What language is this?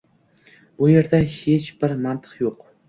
Uzbek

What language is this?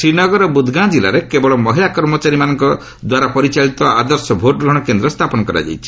Odia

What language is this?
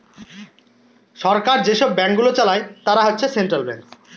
Bangla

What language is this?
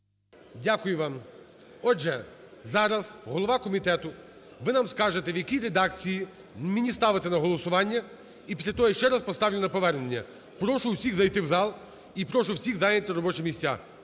Ukrainian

